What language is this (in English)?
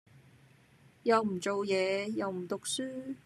Cantonese